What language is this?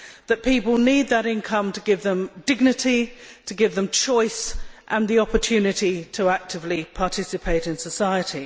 English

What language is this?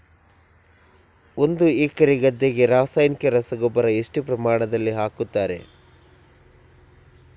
Kannada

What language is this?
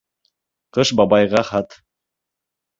Bashkir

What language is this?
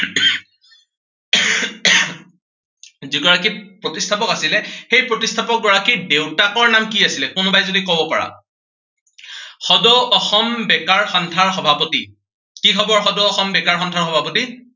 Assamese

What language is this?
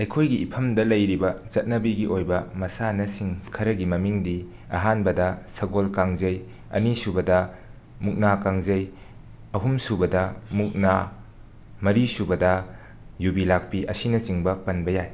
Manipuri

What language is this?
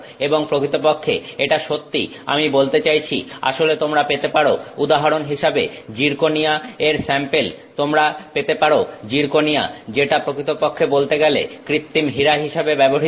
Bangla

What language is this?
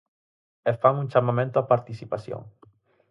Galician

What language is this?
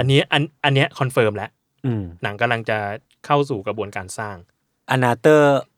Thai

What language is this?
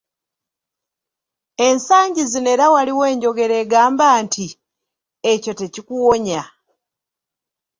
Ganda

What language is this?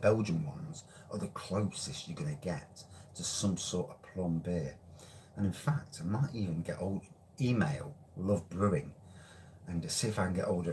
English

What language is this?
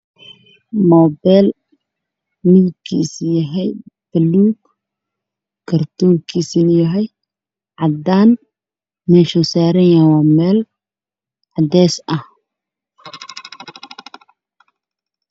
Somali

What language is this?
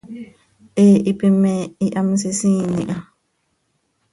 Seri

